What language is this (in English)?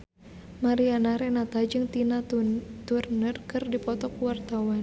Sundanese